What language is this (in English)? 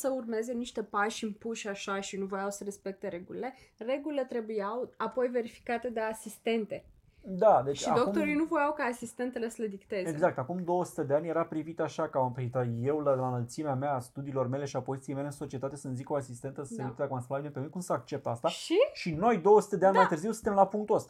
Romanian